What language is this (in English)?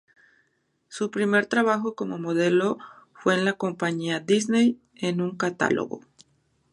Spanish